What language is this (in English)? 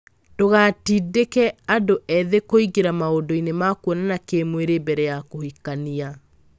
Kikuyu